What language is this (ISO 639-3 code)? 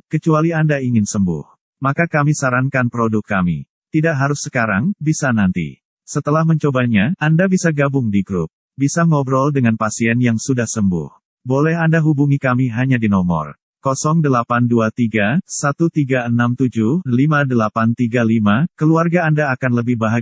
ind